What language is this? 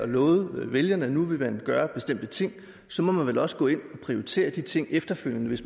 Danish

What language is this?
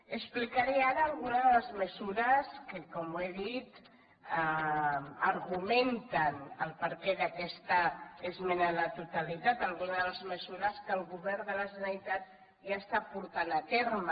Catalan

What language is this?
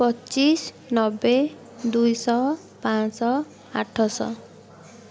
Odia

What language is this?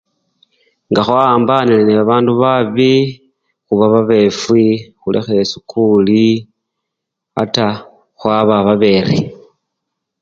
Luyia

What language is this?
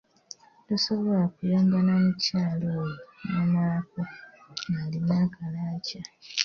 Ganda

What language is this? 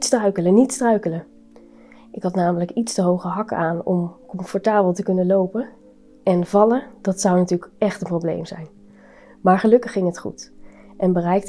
Dutch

